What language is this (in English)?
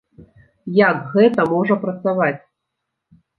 Belarusian